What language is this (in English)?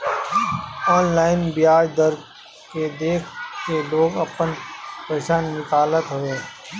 Bhojpuri